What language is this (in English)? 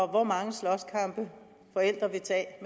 Danish